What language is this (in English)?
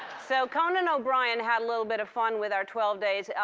English